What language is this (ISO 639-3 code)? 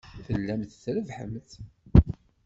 kab